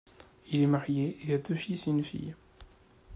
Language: French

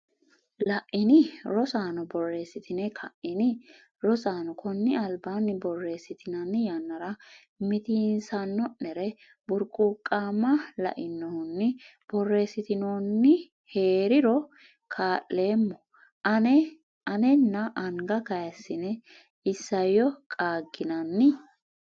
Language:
Sidamo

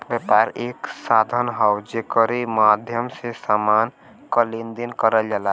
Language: Bhojpuri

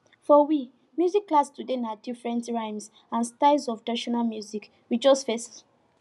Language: Nigerian Pidgin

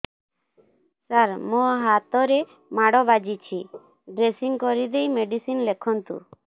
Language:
Odia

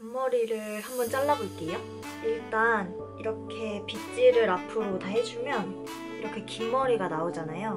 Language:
Korean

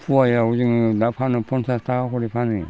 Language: Bodo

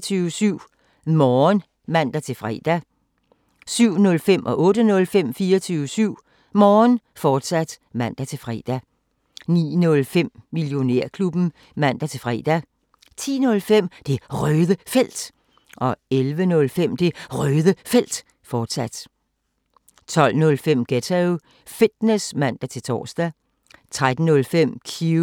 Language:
Danish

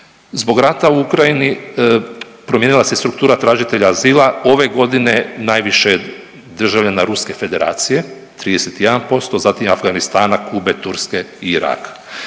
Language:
Croatian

